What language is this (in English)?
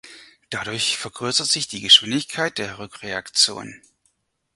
German